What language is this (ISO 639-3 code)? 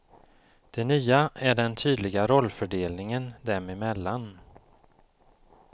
swe